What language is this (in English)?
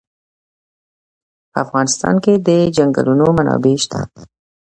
Pashto